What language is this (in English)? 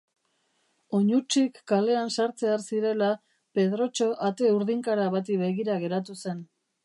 Basque